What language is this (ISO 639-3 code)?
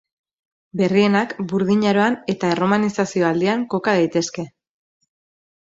eus